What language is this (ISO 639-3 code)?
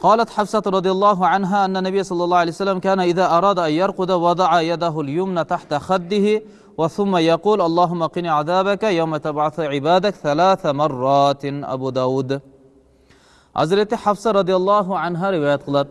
tur